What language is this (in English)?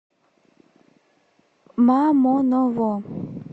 Russian